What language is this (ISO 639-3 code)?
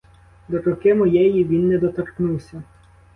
ukr